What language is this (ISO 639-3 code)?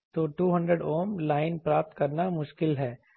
hin